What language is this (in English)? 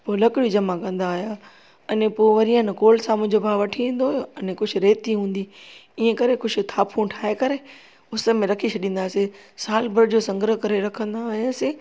Sindhi